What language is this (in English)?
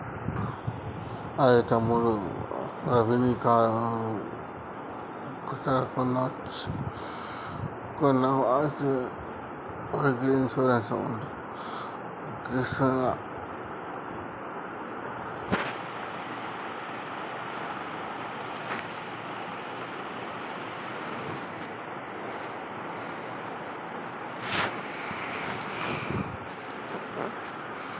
Telugu